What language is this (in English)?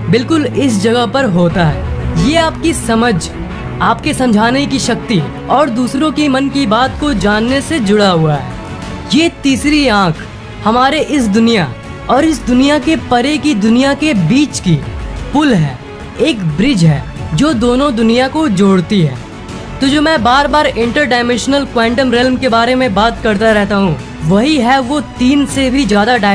Hindi